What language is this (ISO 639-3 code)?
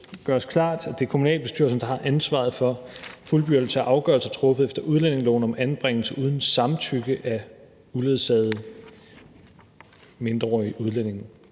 dan